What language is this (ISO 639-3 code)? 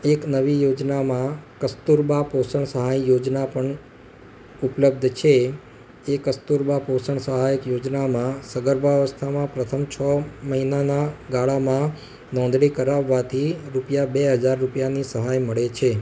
guj